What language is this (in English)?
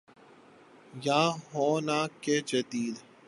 Urdu